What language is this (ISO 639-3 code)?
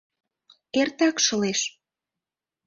chm